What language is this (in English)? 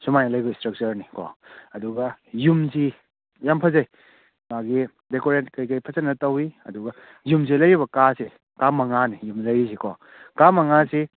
Manipuri